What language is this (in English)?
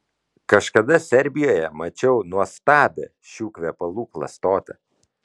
Lithuanian